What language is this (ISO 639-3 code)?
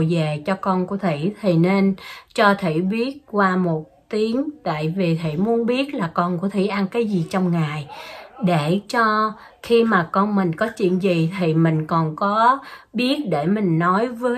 vie